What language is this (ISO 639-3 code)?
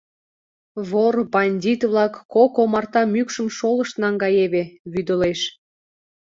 chm